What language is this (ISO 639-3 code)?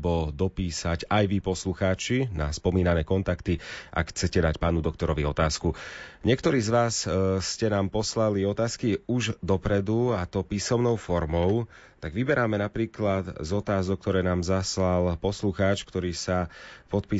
slk